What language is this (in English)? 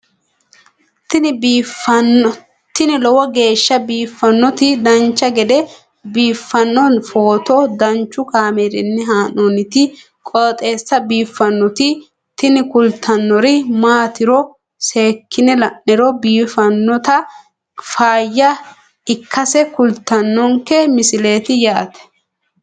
Sidamo